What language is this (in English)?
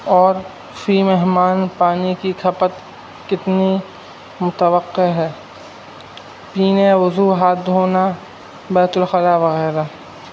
Urdu